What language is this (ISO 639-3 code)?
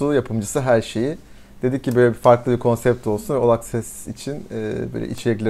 tur